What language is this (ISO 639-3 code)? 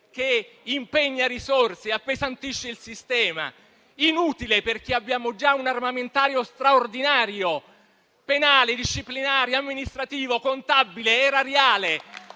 ita